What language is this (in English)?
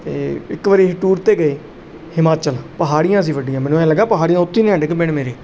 Punjabi